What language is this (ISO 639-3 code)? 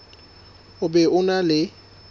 sot